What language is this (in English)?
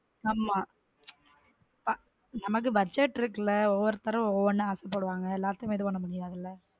Tamil